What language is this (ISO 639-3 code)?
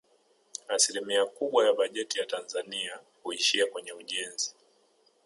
swa